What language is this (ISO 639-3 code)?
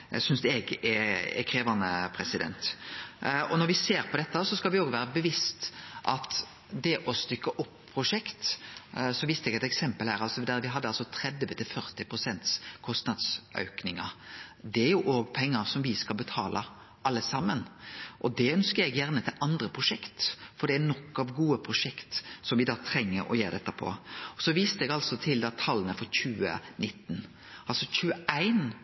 nno